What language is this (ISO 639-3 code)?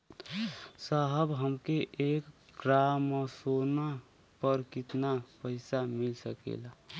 bho